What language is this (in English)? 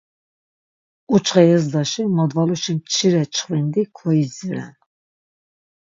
Laz